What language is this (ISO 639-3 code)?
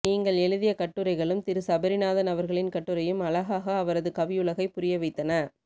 tam